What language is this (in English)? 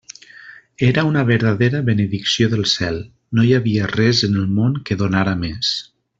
Catalan